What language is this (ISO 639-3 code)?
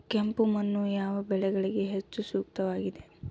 kan